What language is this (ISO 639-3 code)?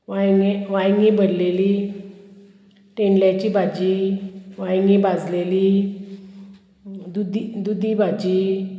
kok